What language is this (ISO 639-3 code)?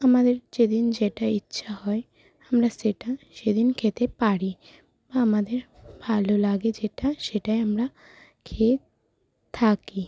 ben